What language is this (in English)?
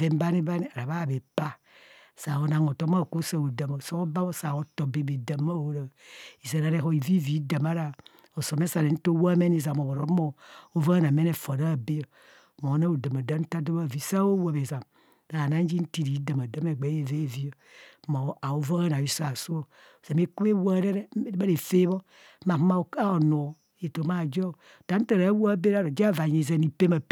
Kohumono